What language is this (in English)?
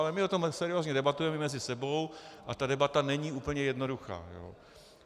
Czech